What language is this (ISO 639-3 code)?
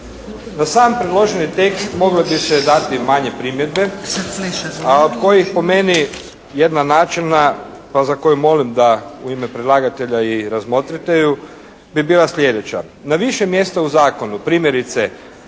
hrv